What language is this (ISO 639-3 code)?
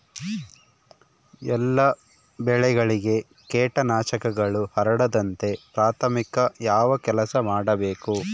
kan